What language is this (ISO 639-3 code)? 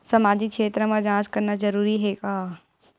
hne